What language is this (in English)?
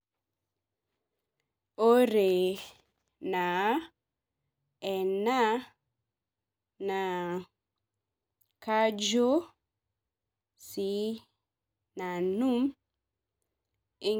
Masai